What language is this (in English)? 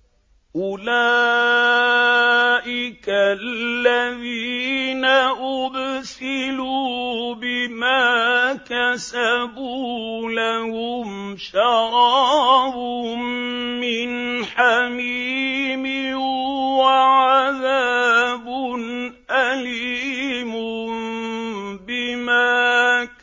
Arabic